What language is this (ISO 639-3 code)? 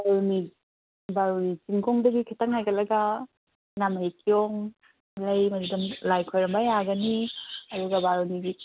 mni